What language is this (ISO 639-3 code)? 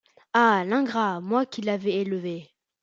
fra